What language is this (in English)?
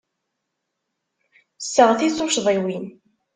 Kabyle